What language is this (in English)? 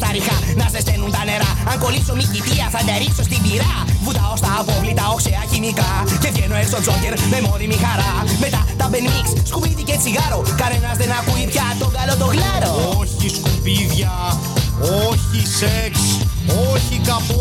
Greek